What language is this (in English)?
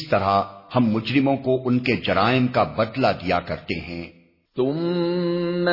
Urdu